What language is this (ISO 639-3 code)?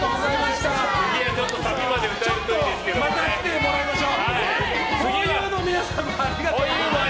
jpn